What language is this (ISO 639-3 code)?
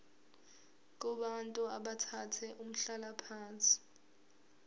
zul